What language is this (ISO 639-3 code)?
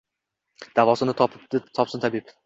uzb